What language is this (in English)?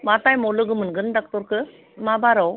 Bodo